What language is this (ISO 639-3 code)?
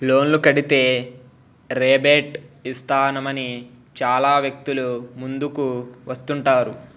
tel